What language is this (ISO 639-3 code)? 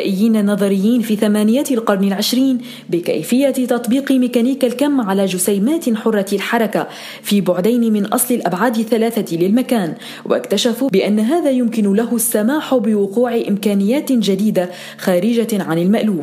ara